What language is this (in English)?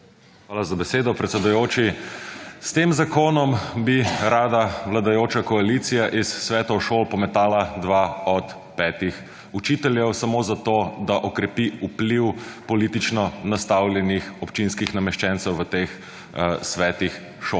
Slovenian